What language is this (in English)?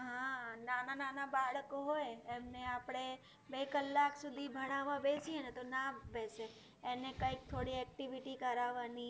Gujarati